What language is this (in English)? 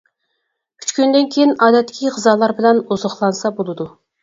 Uyghur